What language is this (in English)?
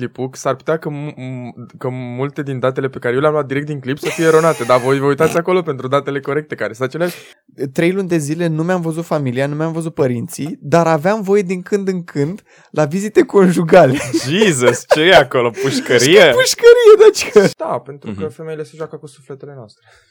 Romanian